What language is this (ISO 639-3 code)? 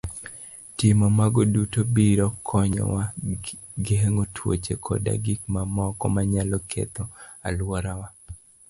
luo